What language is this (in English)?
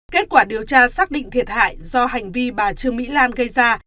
Vietnamese